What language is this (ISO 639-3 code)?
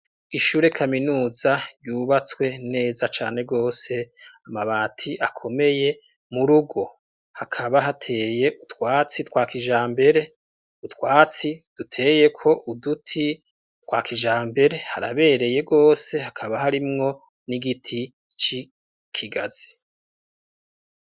run